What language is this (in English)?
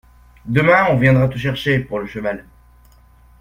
French